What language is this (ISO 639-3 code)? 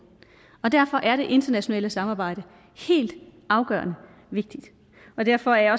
dan